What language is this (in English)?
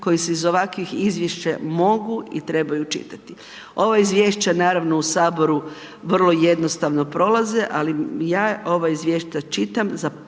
Croatian